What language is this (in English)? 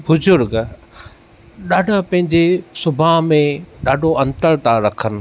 Sindhi